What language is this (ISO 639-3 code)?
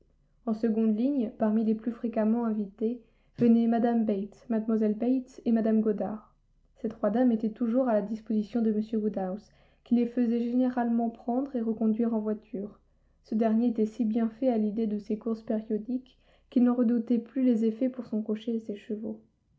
fra